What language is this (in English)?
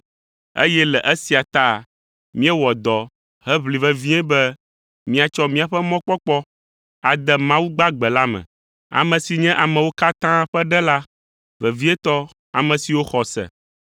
Ewe